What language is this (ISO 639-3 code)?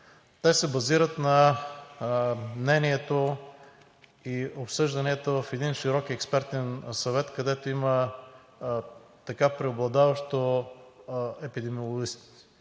bul